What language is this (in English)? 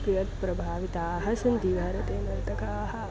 Sanskrit